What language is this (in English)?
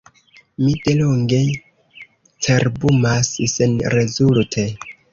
Esperanto